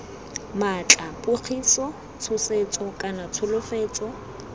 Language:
Tswana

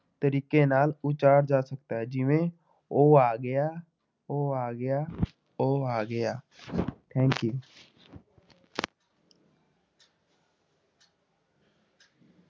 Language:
Punjabi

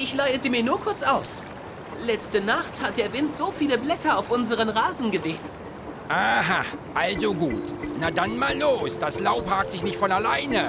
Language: German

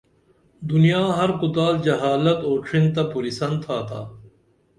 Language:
Dameli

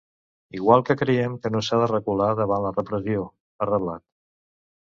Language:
Catalan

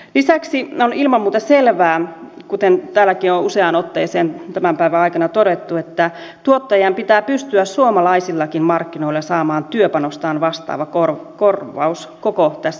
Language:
Finnish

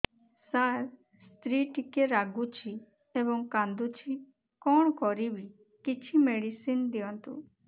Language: Odia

